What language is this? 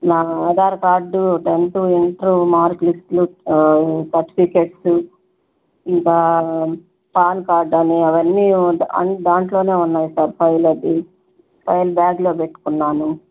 Telugu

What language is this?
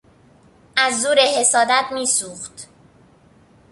Persian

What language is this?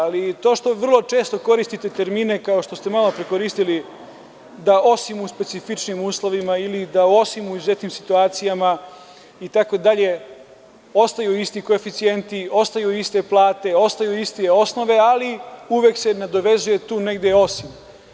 Serbian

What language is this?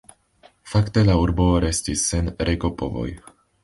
Esperanto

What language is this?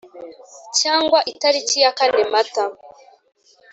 Kinyarwanda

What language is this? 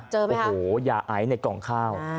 Thai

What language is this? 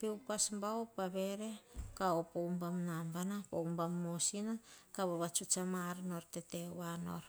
Hahon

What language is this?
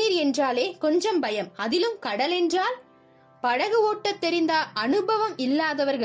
Tamil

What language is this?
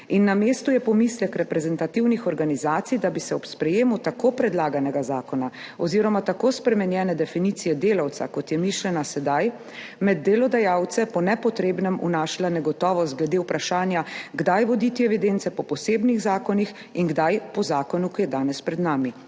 Slovenian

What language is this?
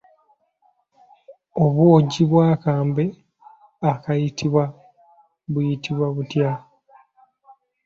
Ganda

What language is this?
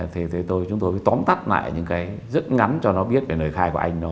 Vietnamese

